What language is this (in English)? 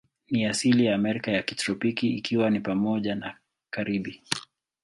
Swahili